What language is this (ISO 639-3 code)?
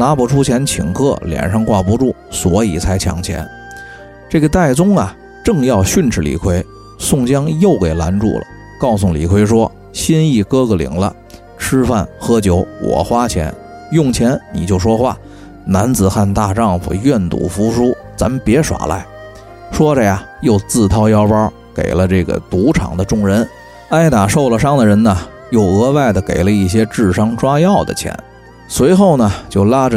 zho